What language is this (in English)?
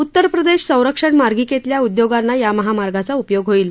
Marathi